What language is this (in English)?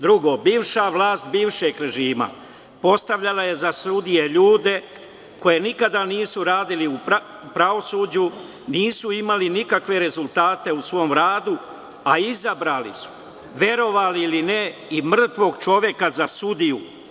Serbian